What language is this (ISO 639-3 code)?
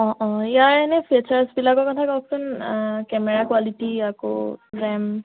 asm